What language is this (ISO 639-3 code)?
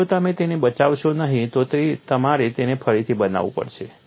guj